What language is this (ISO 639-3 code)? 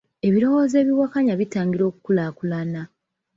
lug